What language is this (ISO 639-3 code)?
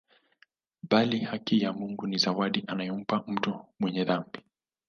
swa